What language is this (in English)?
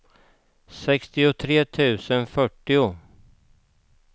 Swedish